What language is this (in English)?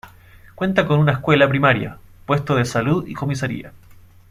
Spanish